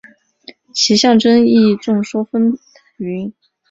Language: Chinese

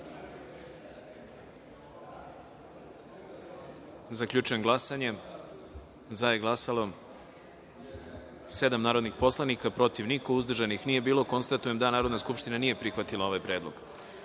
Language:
Serbian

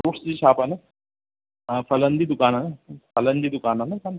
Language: Sindhi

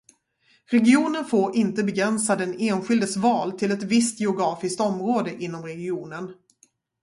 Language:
Swedish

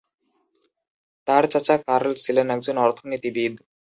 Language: Bangla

